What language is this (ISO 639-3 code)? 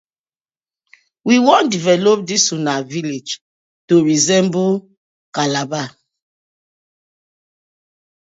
pcm